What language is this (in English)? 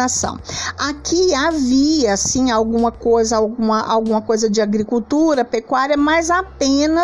Portuguese